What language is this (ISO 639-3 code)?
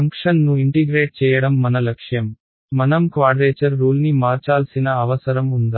tel